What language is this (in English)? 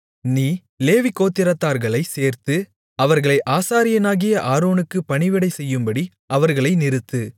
Tamil